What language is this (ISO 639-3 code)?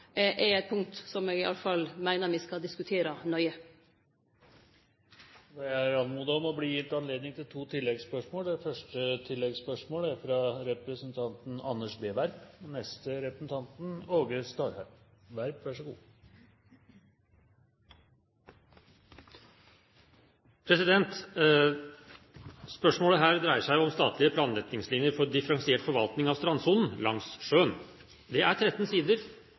nor